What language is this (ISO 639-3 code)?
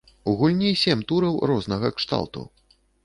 bel